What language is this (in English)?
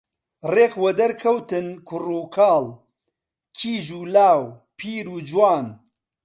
Central Kurdish